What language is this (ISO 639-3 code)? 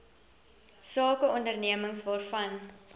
afr